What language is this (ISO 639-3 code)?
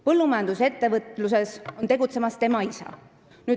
est